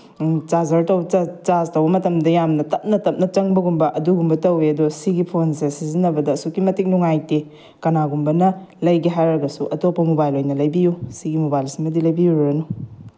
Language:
Manipuri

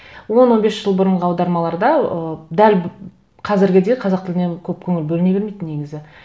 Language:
Kazakh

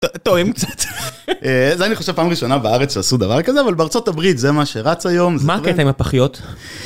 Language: Hebrew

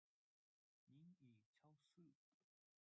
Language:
Chinese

